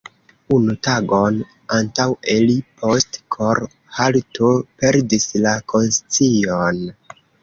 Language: Esperanto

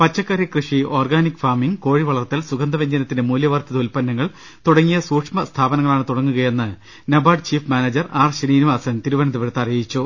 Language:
Malayalam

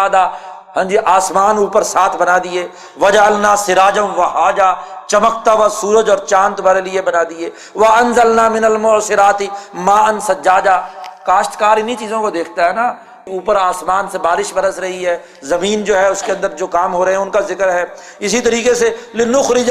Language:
Urdu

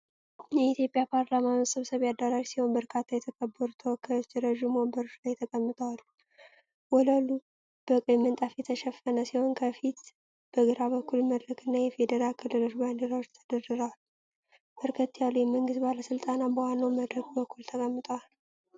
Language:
Amharic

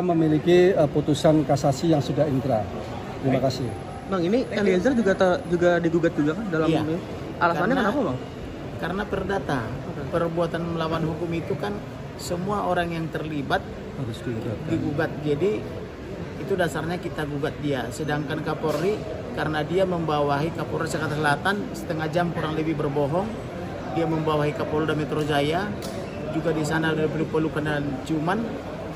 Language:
Indonesian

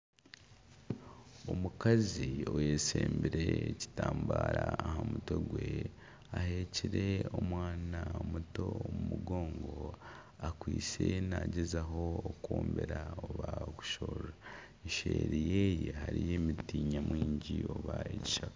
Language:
Nyankole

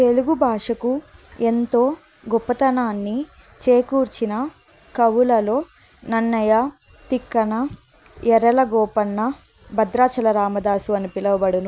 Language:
Telugu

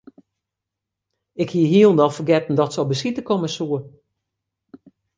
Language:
Western Frisian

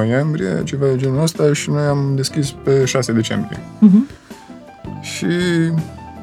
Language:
Romanian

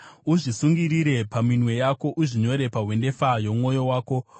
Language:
Shona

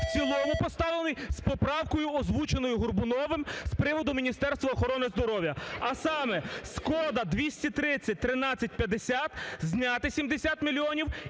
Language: Ukrainian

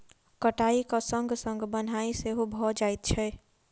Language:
Maithili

